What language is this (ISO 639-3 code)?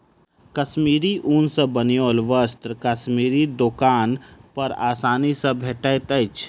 mai